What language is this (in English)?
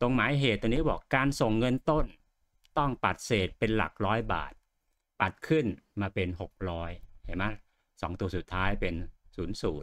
Thai